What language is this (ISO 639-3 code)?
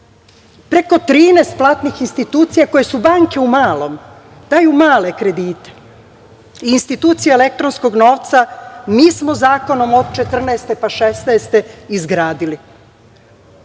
srp